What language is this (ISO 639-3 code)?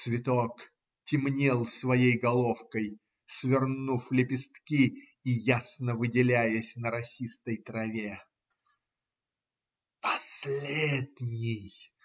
rus